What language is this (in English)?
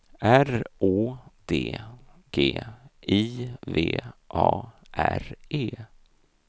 Swedish